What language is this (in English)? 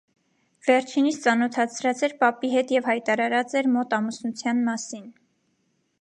Armenian